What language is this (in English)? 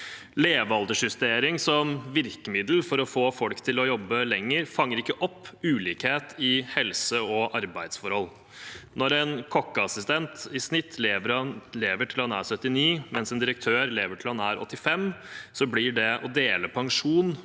Norwegian